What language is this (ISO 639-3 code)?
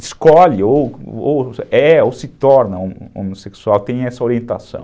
por